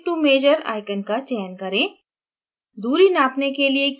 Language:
Hindi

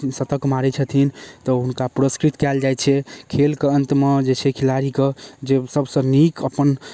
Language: Maithili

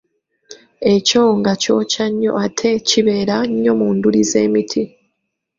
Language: Ganda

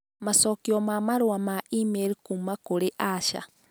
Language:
Kikuyu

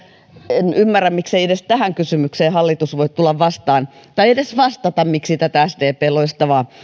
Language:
Finnish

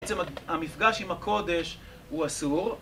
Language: Hebrew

